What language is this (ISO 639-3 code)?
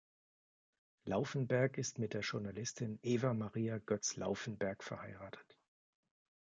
deu